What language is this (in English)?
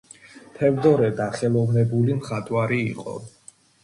Georgian